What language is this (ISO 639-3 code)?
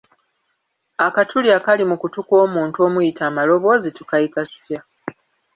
lug